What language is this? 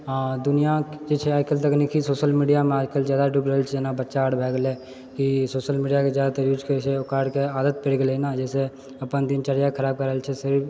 Maithili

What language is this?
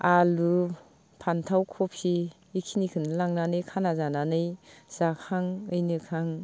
Bodo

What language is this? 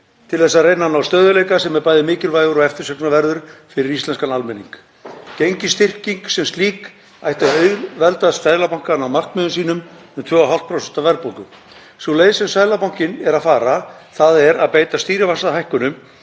Icelandic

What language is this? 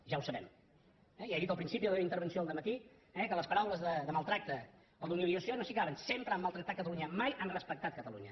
Catalan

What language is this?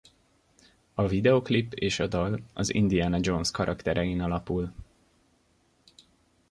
Hungarian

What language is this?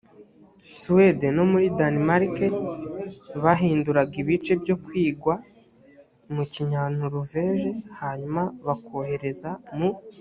Kinyarwanda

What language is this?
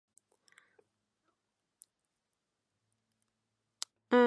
Persian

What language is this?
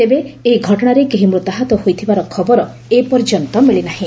Odia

